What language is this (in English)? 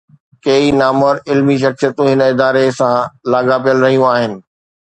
Sindhi